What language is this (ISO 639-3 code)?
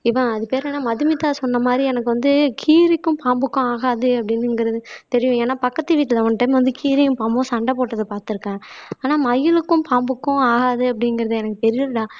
tam